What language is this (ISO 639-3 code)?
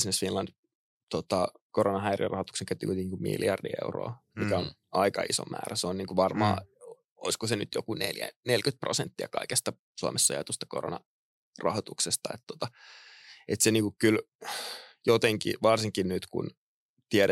fin